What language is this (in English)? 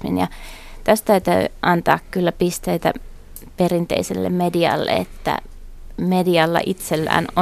Finnish